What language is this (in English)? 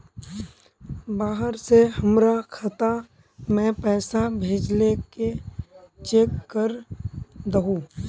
Magahi